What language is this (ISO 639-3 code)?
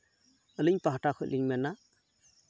sat